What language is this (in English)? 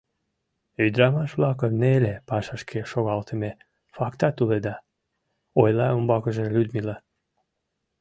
Mari